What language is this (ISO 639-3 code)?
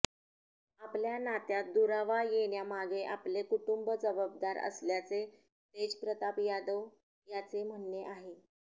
mar